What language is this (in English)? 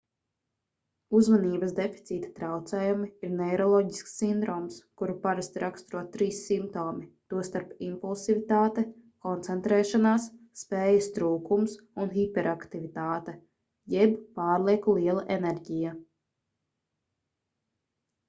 Latvian